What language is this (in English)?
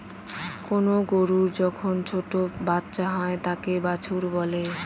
Bangla